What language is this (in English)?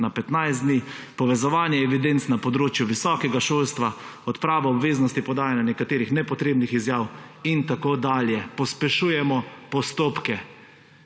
Slovenian